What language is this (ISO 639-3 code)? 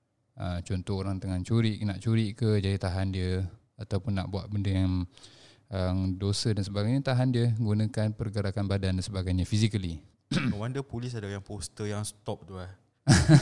msa